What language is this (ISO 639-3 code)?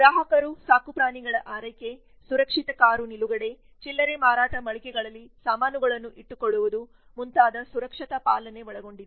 kan